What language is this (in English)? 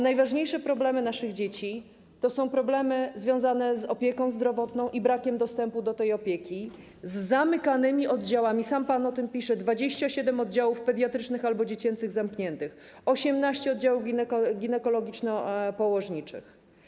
Polish